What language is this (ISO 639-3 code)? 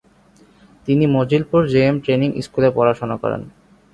ben